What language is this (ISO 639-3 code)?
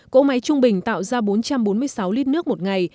vie